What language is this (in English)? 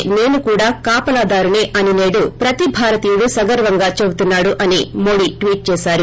Telugu